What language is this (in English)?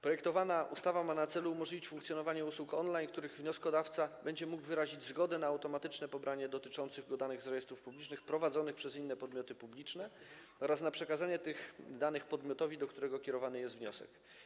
Polish